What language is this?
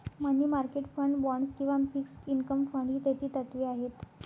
Marathi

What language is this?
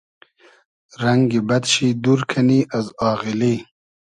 Hazaragi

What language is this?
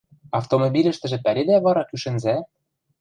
Western Mari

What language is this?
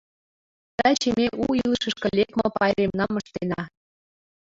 Mari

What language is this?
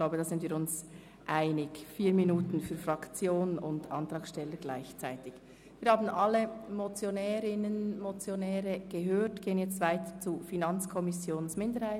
Swiss German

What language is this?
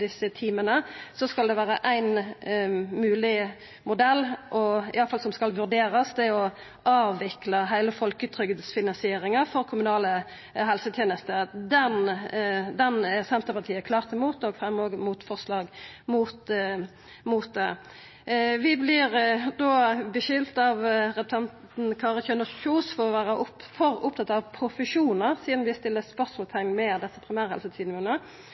Norwegian Nynorsk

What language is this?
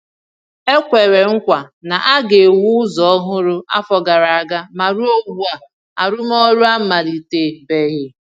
Igbo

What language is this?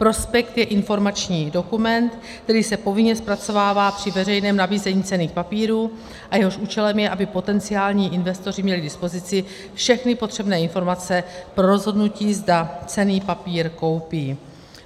Czech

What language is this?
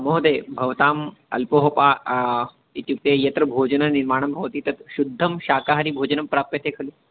Sanskrit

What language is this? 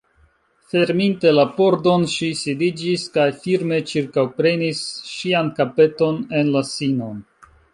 Esperanto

